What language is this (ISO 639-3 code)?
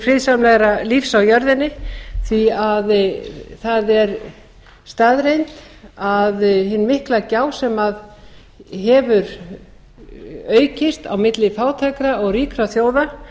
isl